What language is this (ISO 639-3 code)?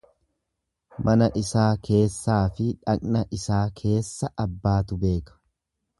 orm